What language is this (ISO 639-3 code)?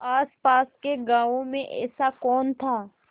hin